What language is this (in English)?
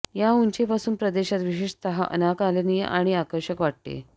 Marathi